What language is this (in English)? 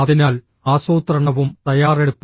Malayalam